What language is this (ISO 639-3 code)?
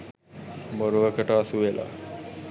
sin